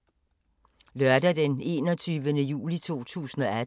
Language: Danish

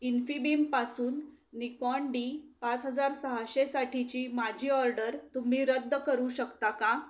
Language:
Marathi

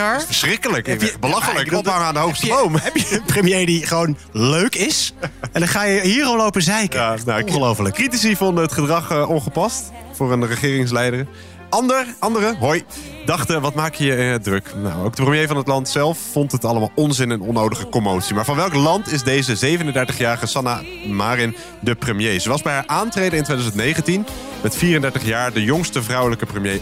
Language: Dutch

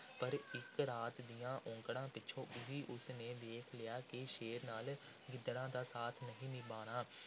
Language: Punjabi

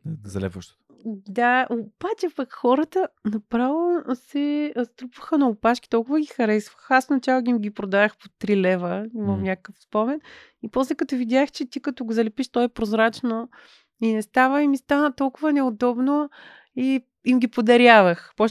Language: Bulgarian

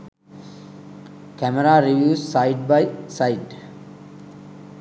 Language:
Sinhala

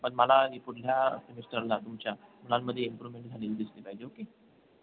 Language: Marathi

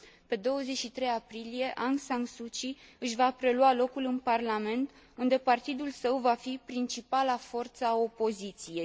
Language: Romanian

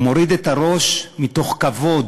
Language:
Hebrew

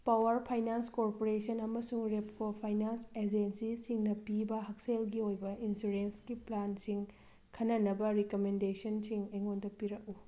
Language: Manipuri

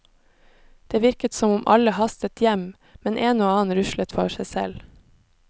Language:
Norwegian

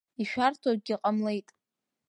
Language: Abkhazian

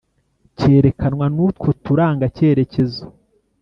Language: Kinyarwanda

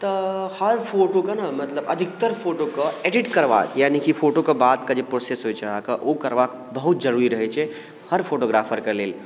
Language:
Maithili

